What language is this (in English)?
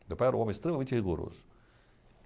Portuguese